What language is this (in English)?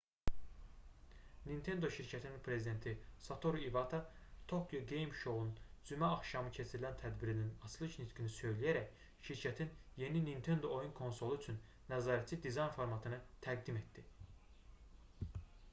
Azerbaijani